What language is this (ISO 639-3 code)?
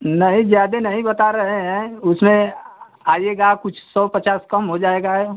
hin